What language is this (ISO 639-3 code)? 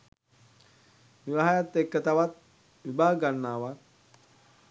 sin